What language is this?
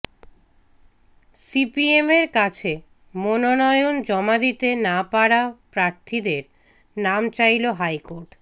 Bangla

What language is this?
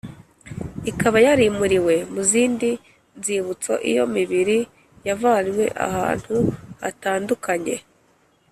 Kinyarwanda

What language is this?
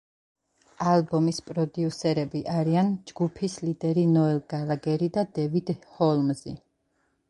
Georgian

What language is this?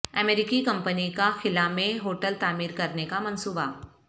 Urdu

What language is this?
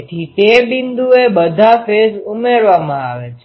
Gujarati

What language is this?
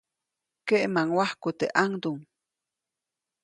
Copainalá Zoque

